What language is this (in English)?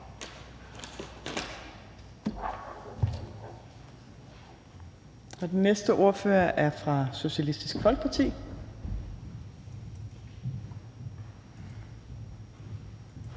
Danish